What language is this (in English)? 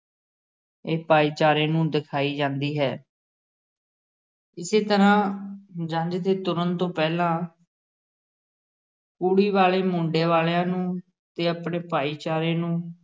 Punjabi